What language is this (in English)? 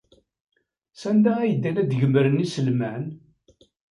Kabyle